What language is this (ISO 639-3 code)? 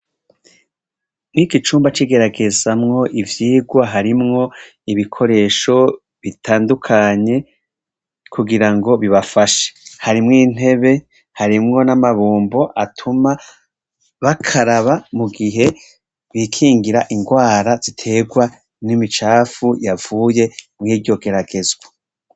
run